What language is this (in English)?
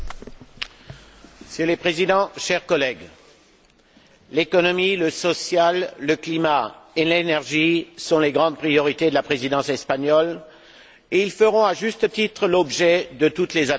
French